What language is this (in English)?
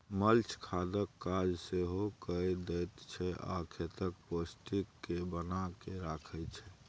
Maithili